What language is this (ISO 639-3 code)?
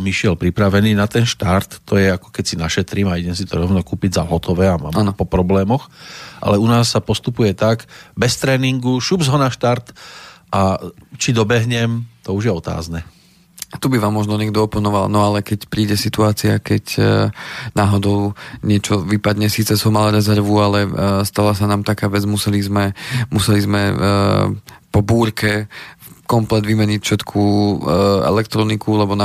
slk